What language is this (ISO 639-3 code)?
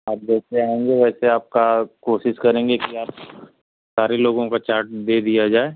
hin